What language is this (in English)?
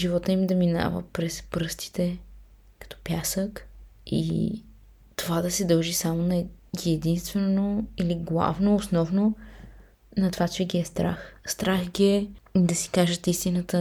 Bulgarian